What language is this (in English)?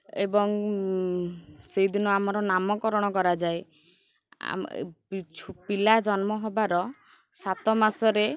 Odia